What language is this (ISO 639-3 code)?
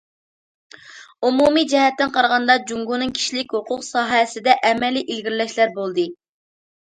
uig